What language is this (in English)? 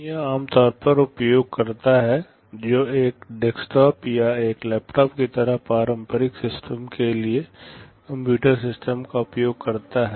Hindi